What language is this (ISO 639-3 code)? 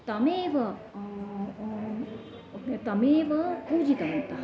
san